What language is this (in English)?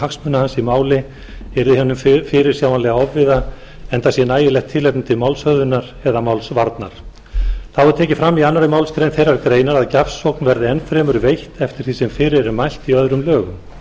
Icelandic